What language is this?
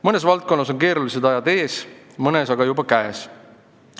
Estonian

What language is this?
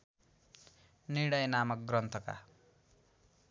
Nepali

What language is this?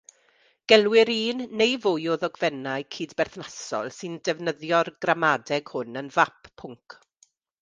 Welsh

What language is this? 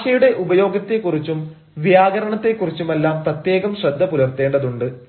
Malayalam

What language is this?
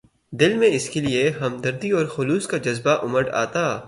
Urdu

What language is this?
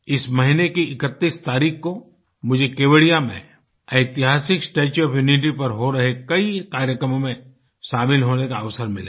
Hindi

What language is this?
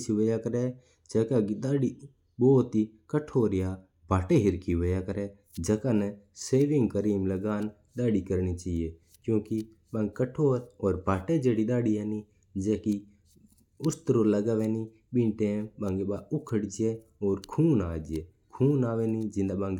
Mewari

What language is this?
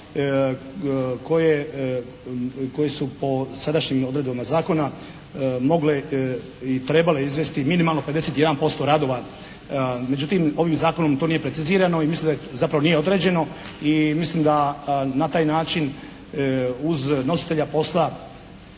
Croatian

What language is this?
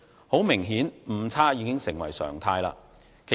Cantonese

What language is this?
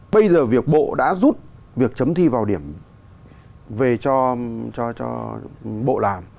Vietnamese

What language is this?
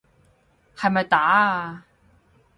Cantonese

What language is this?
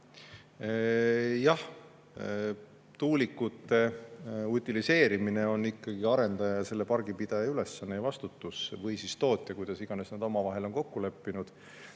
Estonian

